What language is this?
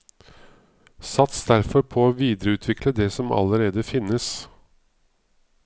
Norwegian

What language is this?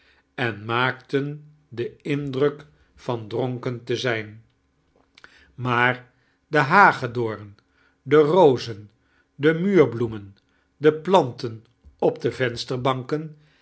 Dutch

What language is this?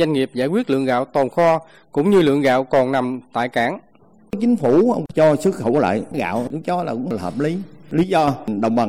Vietnamese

